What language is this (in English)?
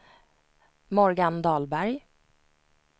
Swedish